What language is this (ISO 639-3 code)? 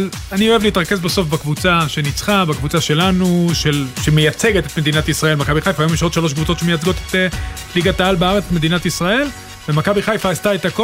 heb